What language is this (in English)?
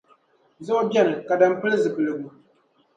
Dagbani